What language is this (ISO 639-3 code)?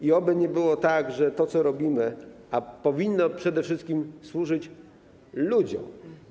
pol